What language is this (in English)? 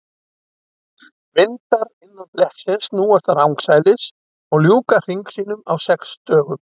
Icelandic